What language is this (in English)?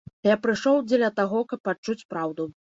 Belarusian